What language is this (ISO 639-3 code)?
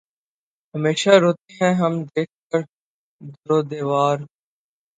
urd